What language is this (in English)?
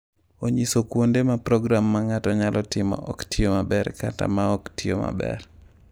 Luo (Kenya and Tanzania)